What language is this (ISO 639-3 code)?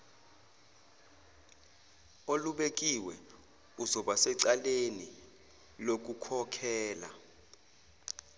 zul